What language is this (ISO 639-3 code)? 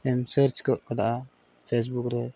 sat